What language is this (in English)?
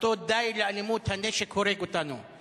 Hebrew